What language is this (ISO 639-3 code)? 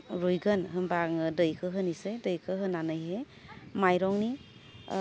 brx